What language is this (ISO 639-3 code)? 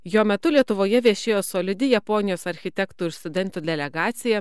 lit